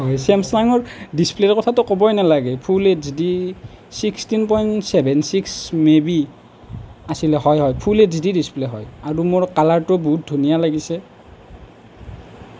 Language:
Assamese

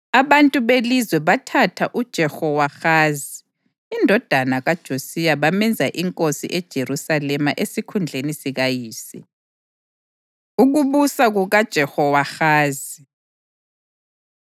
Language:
North Ndebele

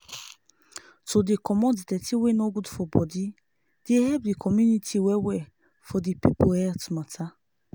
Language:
Nigerian Pidgin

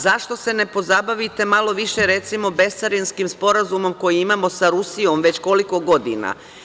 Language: Serbian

